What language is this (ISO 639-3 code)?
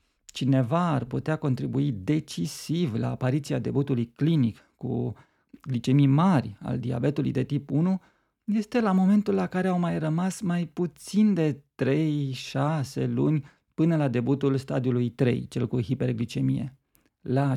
ron